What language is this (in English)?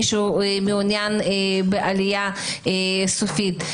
Hebrew